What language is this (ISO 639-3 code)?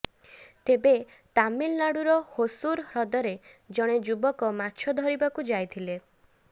ori